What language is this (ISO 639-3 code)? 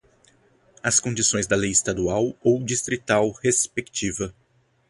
por